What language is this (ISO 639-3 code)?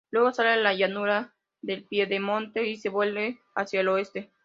spa